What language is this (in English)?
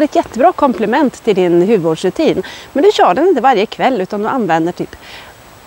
Swedish